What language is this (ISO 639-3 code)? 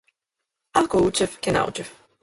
mkd